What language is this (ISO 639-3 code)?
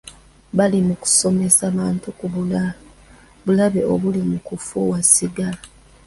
lug